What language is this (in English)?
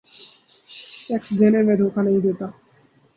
Urdu